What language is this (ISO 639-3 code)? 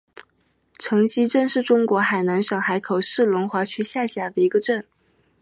zho